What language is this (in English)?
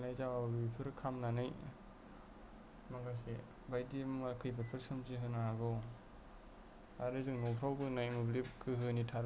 Bodo